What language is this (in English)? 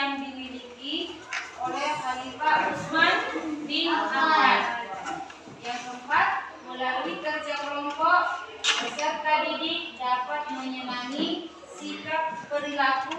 Indonesian